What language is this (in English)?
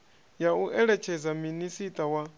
Venda